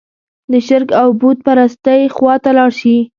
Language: Pashto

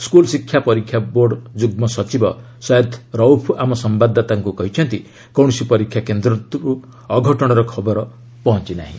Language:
Odia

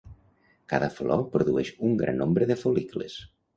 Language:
Catalan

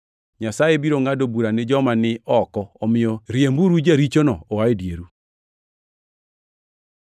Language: Luo (Kenya and Tanzania)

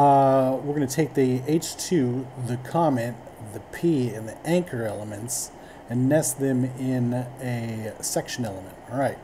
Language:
English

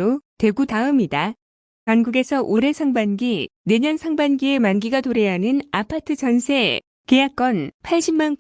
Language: Korean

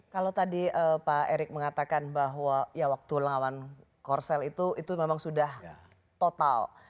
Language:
Indonesian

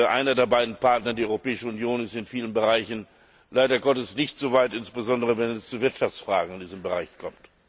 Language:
German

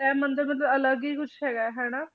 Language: Punjabi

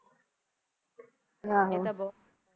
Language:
Punjabi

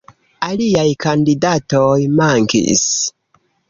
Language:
Esperanto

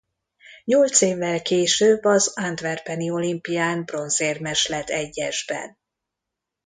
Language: Hungarian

